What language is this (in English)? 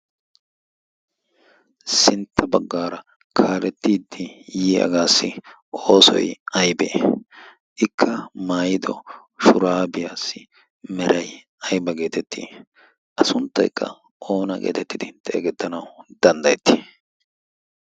Wolaytta